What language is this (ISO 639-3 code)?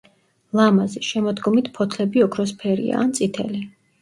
kat